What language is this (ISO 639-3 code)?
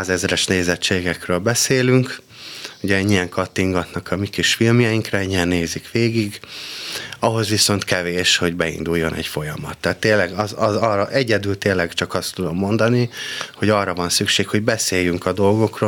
hun